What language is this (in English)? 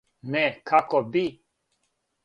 Serbian